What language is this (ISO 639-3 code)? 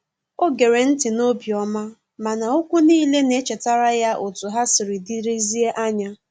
ibo